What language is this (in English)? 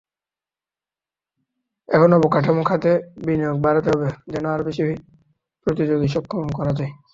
Bangla